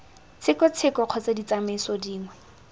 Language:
Tswana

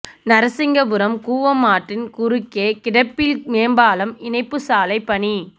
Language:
Tamil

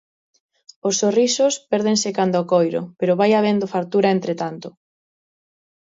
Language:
Galician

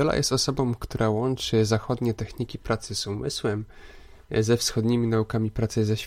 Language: Polish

